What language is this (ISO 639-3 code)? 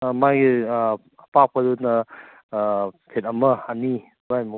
mni